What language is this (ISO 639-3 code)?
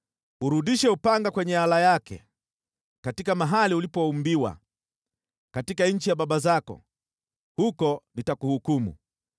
swa